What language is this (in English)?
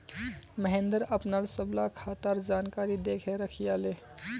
Magahi